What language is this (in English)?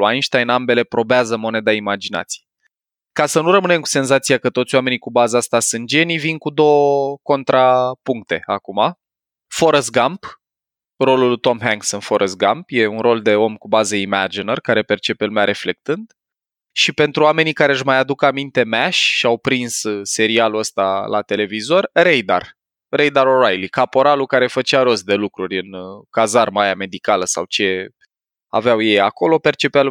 Romanian